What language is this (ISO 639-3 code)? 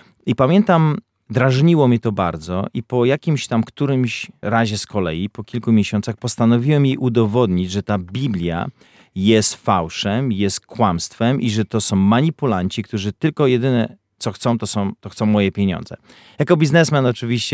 pol